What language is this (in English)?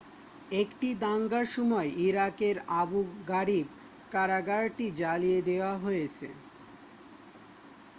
Bangla